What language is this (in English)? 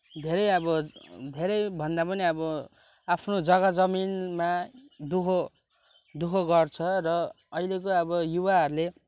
Nepali